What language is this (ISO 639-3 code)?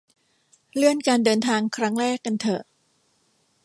tha